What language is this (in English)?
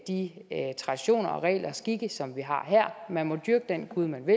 Danish